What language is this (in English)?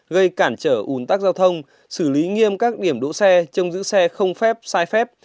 Vietnamese